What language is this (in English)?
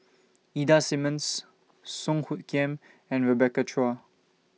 English